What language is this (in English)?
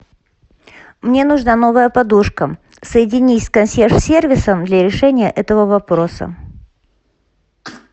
Russian